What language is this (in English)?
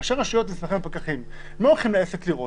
Hebrew